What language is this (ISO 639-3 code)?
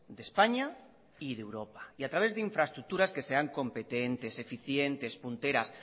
spa